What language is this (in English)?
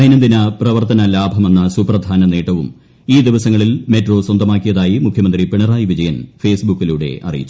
Malayalam